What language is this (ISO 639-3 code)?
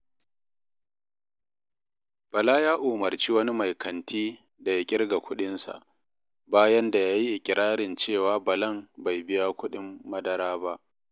hau